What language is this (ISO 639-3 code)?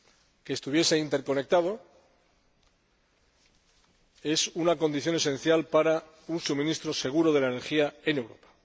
spa